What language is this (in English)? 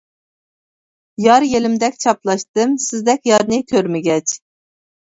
Uyghur